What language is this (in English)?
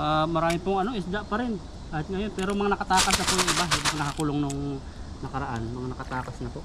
Filipino